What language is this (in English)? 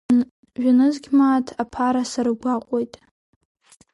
Abkhazian